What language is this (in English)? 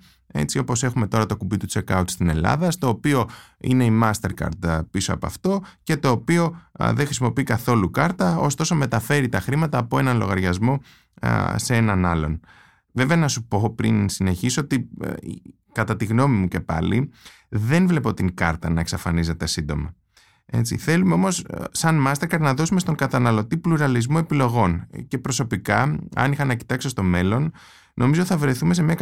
Greek